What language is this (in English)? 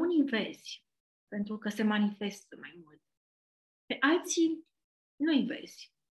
Romanian